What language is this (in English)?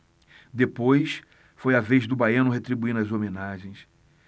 Portuguese